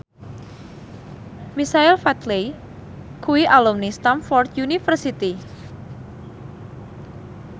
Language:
Javanese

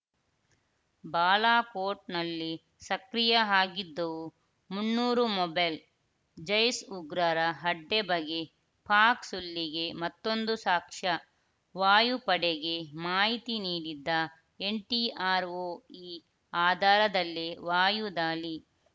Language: Kannada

